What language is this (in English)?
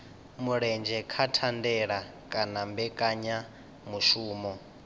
Venda